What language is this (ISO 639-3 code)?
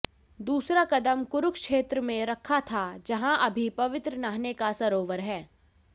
hin